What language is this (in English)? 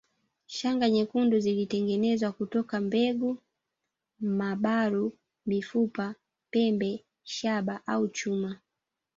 Swahili